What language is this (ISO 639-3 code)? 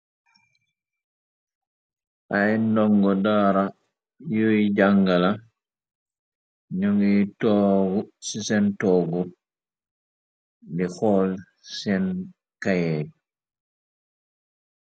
wol